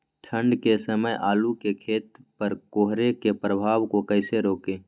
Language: Magahi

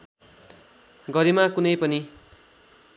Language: Nepali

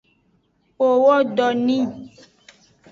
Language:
Aja (Benin)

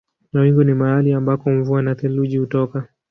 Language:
Swahili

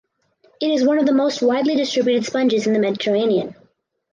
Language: English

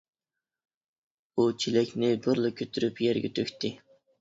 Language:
Uyghur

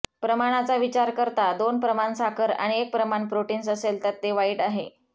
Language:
Marathi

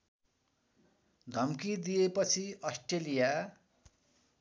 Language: Nepali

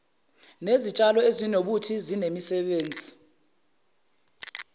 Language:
Zulu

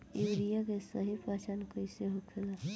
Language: Bhojpuri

